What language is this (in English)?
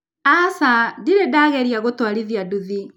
Kikuyu